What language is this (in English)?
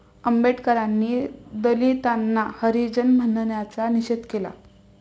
Marathi